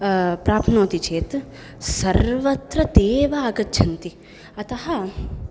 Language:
Sanskrit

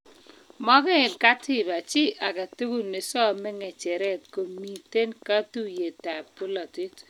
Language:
Kalenjin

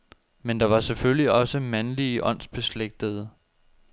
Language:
Danish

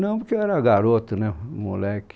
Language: Portuguese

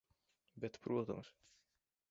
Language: Latvian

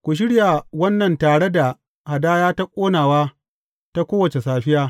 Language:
Hausa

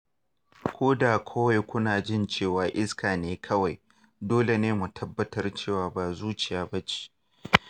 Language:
Hausa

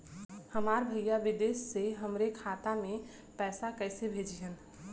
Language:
Bhojpuri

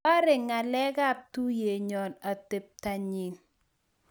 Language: Kalenjin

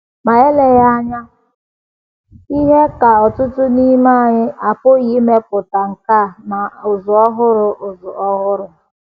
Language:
Igbo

